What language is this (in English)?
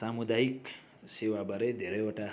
Nepali